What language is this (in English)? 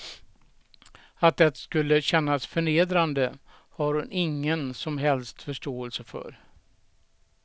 Swedish